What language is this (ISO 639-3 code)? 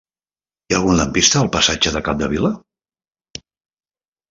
cat